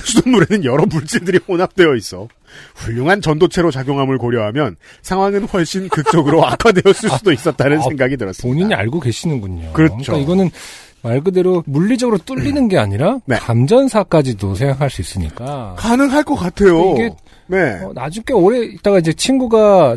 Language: Korean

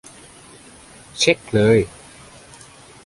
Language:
Thai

